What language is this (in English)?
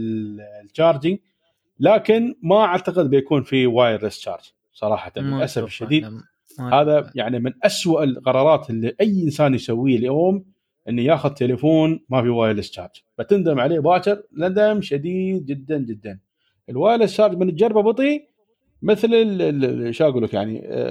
Arabic